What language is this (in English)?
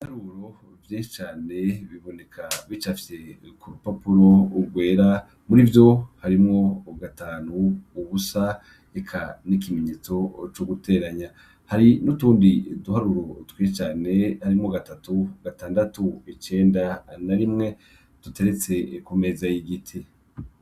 Rundi